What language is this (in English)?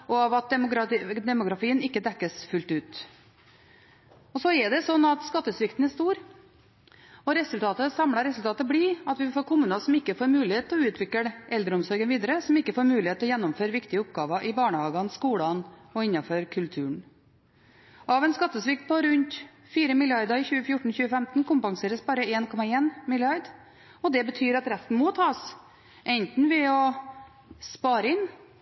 Norwegian Bokmål